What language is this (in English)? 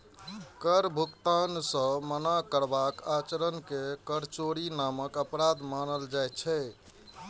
Maithili